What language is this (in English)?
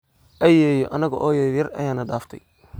Somali